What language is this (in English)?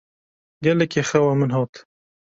Kurdish